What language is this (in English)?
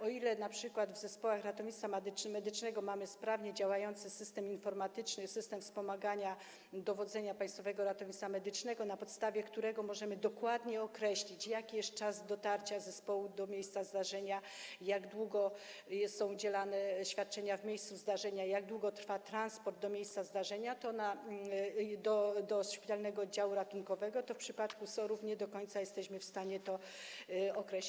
Polish